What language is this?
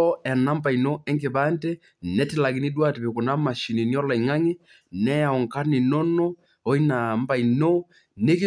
Masai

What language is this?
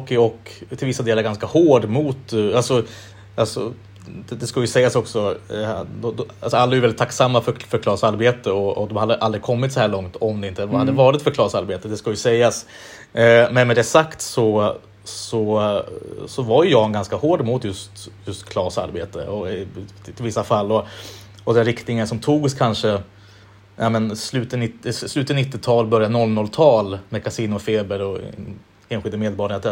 Swedish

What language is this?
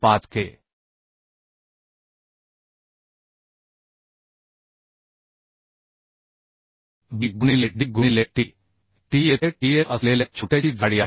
Marathi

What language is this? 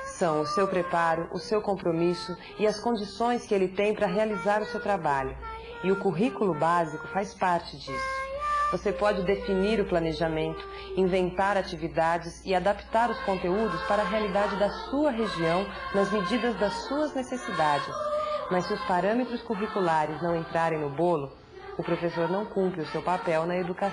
Portuguese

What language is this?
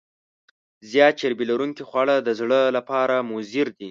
Pashto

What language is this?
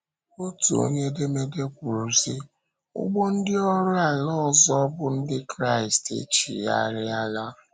Igbo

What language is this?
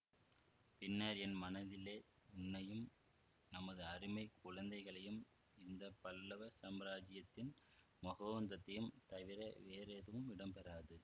Tamil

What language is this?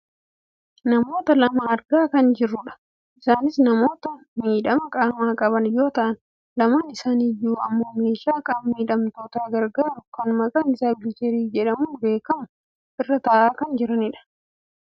Oromo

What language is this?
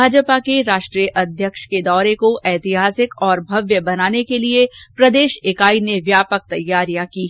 Hindi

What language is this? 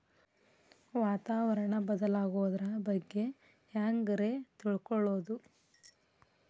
Kannada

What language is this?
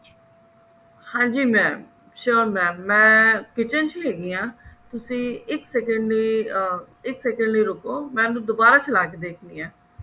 Punjabi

